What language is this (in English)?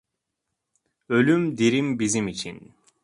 Turkish